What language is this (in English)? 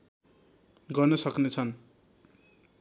Nepali